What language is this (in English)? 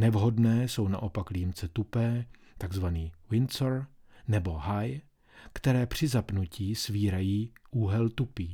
Czech